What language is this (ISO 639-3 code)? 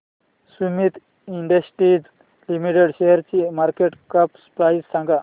mar